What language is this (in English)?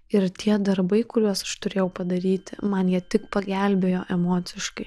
Lithuanian